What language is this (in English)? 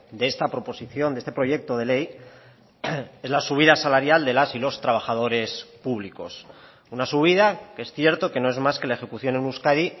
Spanish